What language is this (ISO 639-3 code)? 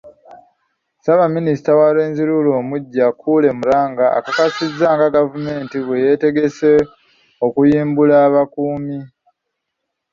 lug